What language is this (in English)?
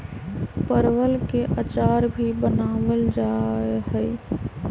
Magahi